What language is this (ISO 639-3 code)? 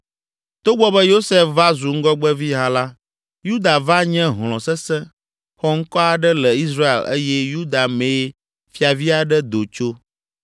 ewe